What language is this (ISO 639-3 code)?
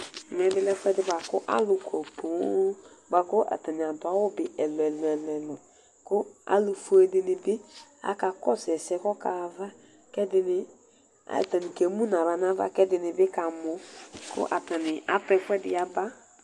kpo